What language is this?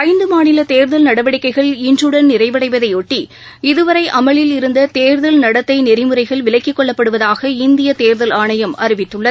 Tamil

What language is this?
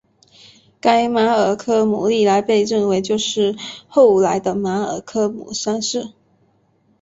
Chinese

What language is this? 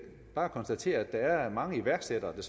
Danish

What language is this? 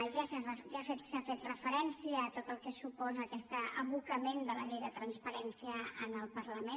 Catalan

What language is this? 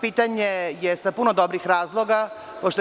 Serbian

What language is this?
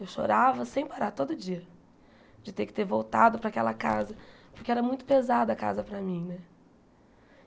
Portuguese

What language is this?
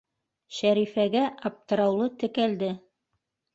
Bashkir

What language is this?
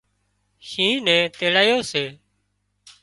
Wadiyara Koli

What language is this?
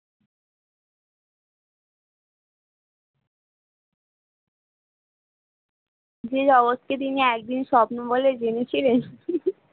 Bangla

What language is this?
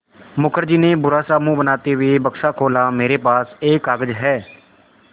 Hindi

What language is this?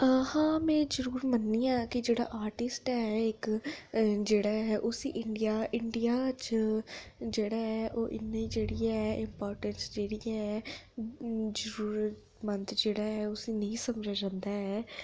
Dogri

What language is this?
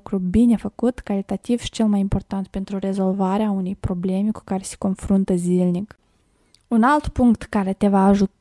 Romanian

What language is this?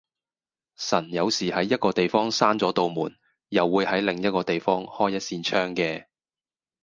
Cantonese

